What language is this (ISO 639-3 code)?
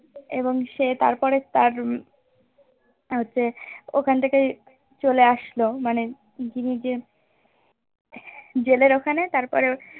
ben